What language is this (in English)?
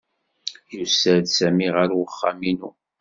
Kabyle